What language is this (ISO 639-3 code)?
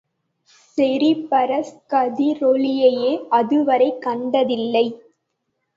tam